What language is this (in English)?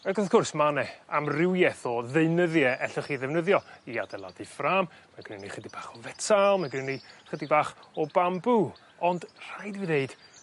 Welsh